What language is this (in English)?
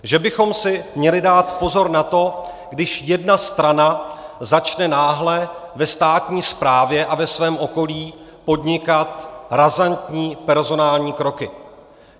Czech